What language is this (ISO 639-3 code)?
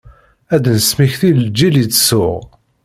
kab